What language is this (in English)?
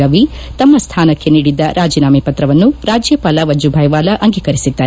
Kannada